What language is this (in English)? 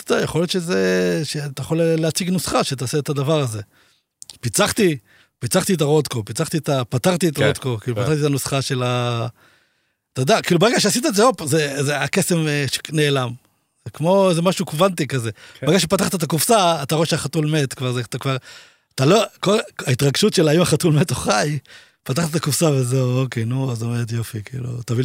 Hebrew